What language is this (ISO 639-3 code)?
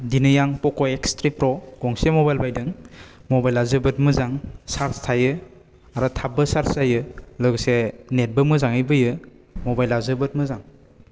brx